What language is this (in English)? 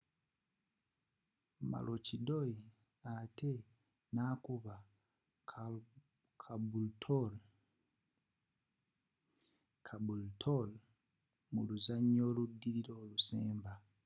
Ganda